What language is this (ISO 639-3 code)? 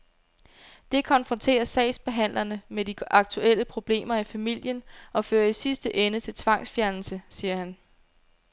dan